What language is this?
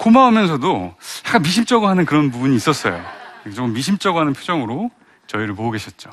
Korean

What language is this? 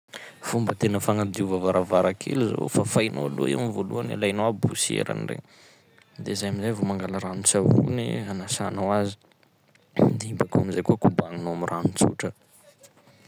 Sakalava Malagasy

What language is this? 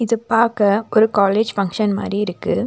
Tamil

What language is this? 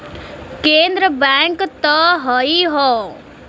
Bhojpuri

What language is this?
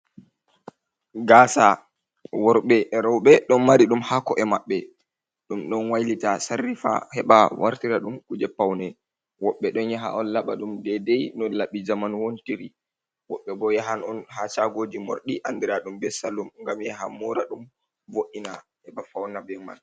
Fula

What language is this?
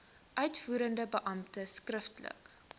Afrikaans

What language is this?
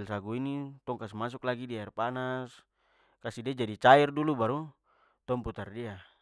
Papuan Malay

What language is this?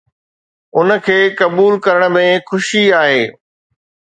Sindhi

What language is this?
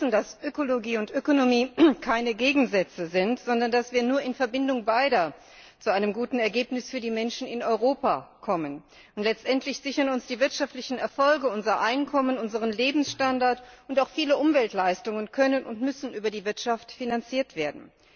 German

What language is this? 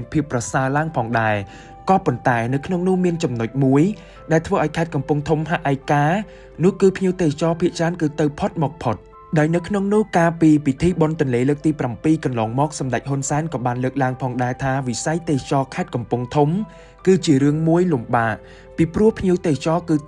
Thai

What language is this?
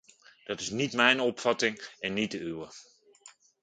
Dutch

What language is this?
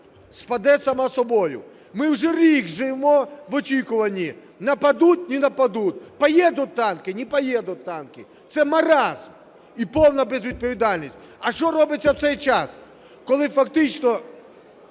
Ukrainian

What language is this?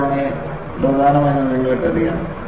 Malayalam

